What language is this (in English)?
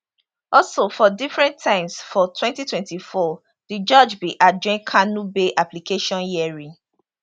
Nigerian Pidgin